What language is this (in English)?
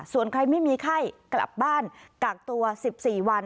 Thai